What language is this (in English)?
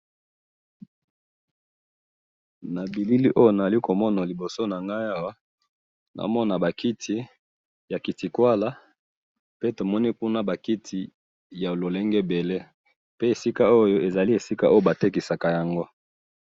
Lingala